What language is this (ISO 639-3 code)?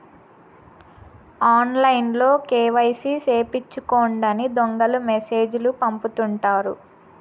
tel